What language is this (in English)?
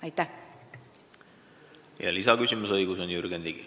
Estonian